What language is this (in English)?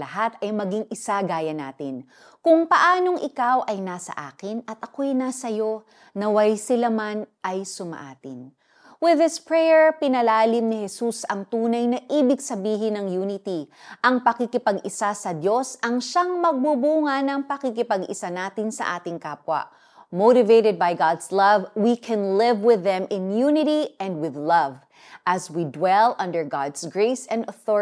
Filipino